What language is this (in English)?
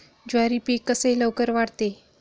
Marathi